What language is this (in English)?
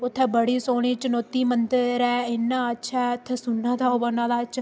Dogri